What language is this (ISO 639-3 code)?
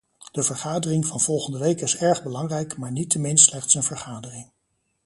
nld